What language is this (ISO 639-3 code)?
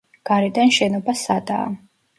kat